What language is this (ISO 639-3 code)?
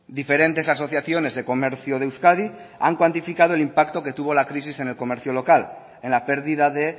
spa